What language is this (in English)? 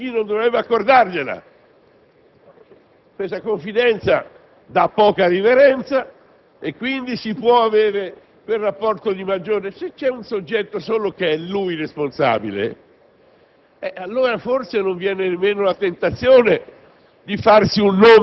Italian